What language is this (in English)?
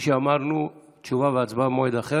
Hebrew